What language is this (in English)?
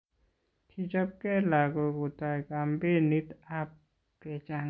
Kalenjin